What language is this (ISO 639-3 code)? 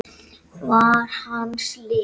isl